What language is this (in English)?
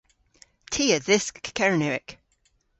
Cornish